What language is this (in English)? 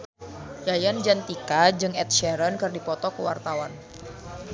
Sundanese